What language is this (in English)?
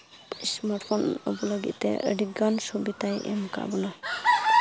Santali